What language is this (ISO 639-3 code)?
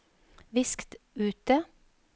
nor